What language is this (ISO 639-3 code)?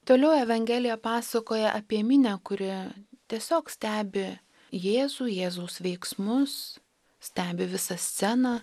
lit